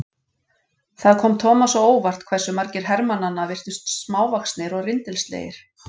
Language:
Icelandic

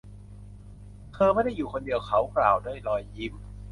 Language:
Thai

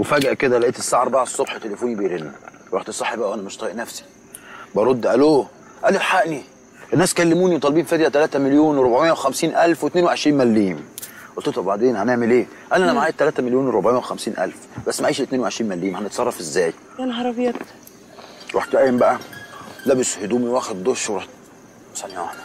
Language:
Arabic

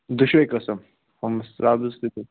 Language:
Kashmiri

